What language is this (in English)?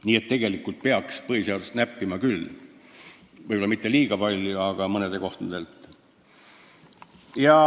Estonian